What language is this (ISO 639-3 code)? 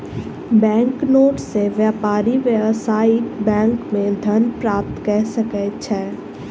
mai